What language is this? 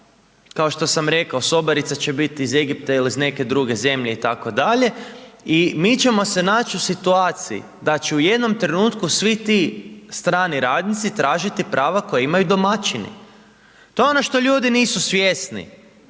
Croatian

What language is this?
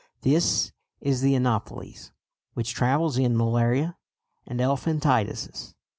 English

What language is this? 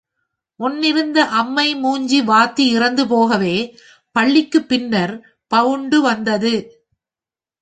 Tamil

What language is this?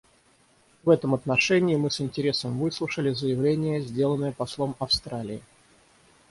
Russian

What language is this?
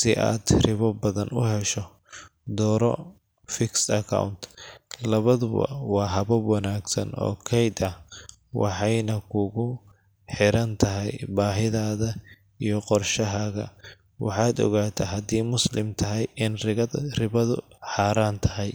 Somali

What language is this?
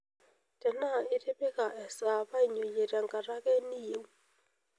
Masai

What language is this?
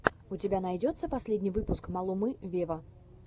Russian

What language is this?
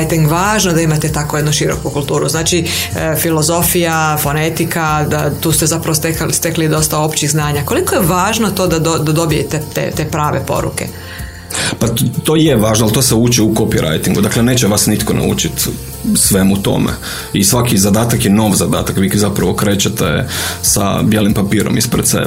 Croatian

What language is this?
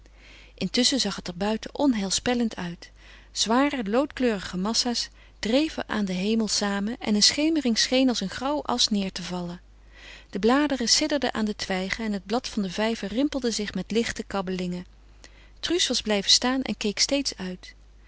Dutch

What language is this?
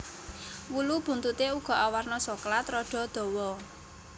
Javanese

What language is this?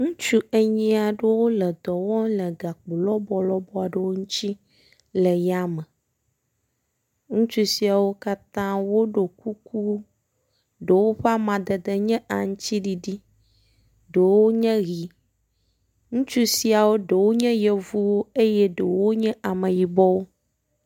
Ewe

